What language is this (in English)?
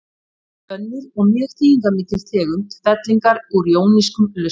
Icelandic